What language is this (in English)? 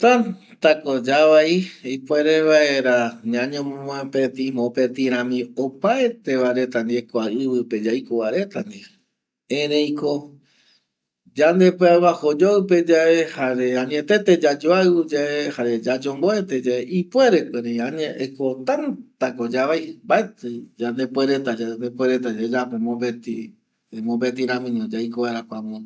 Eastern Bolivian Guaraní